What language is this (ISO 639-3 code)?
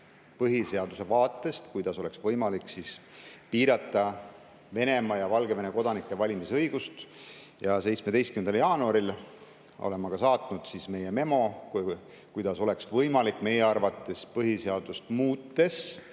est